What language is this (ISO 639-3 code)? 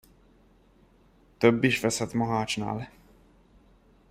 hun